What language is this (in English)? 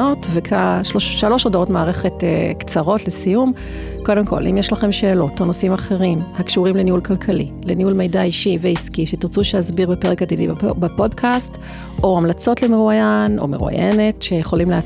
Hebrew